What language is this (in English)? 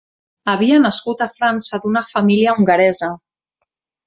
Catalan